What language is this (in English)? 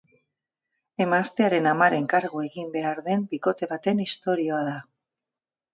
Basque